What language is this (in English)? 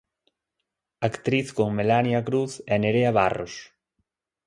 Galician